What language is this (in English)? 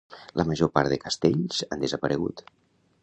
Catalan